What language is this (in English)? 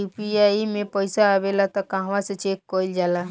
Bhojpuri